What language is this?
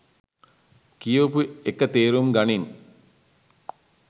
Sinhala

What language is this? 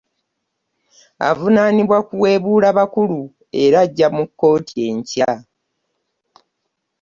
Ganda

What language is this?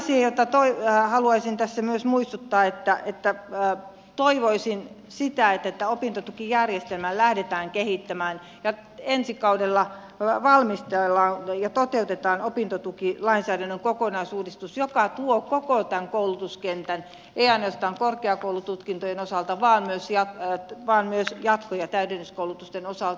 Finnish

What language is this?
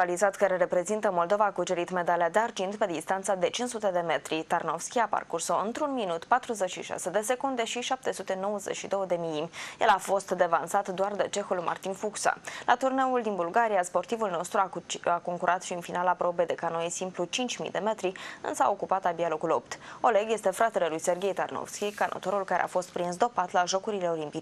Romanian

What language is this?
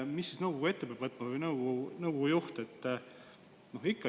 Estonian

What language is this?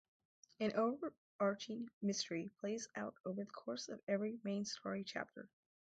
English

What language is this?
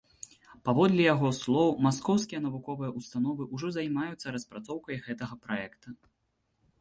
Belarusian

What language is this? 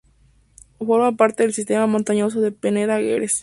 Spanish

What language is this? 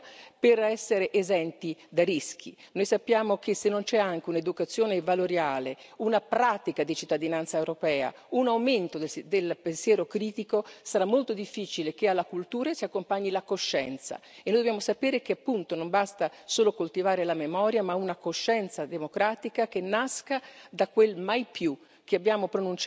Italian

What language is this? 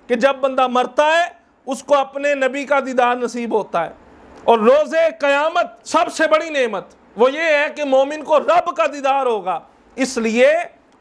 Hindi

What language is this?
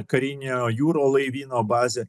Lithuanian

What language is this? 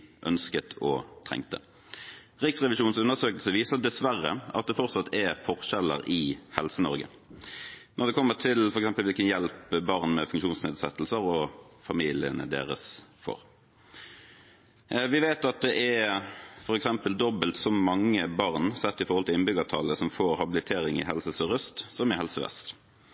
Norwegian Bokmål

